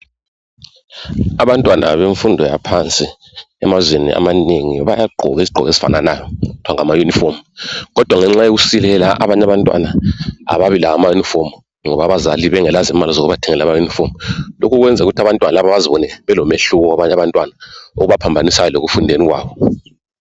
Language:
North Ndebele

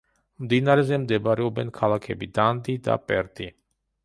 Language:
Georgian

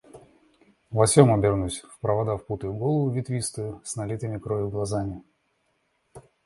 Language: Russian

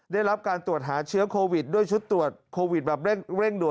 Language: Thai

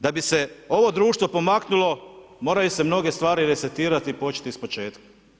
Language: Croatian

